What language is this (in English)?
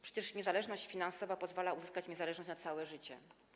Polish